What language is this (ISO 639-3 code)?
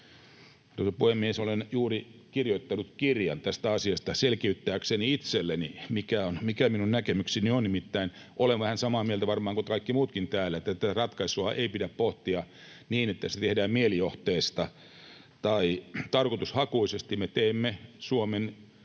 fin